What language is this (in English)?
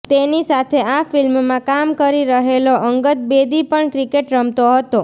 Gujarati